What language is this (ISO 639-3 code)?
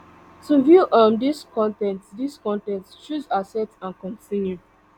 pcm